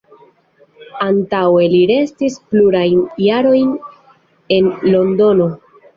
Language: Esperanto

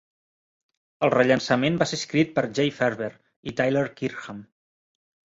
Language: Catalan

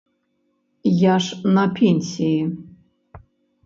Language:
Belarusian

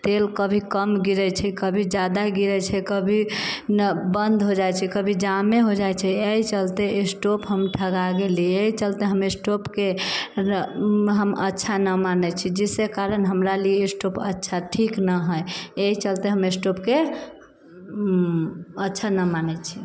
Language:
Maithili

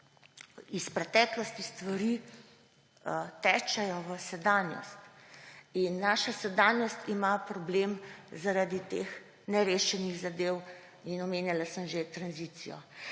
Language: Slovenian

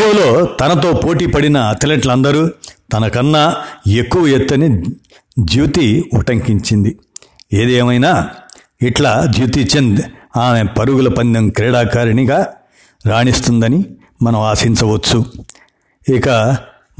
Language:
Telugu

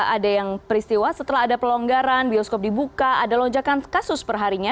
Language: Indonesian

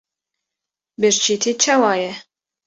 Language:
Kurdish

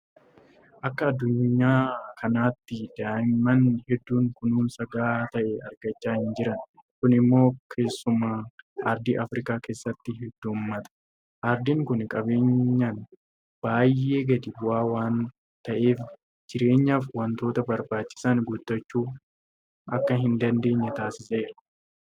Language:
Oromo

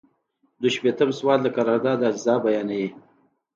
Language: Pashto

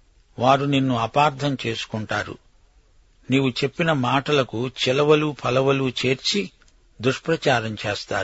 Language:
Telugu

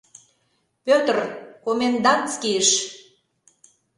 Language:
Mari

